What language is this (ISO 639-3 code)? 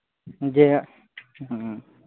sat